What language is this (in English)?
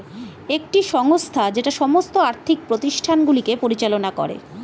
Bangla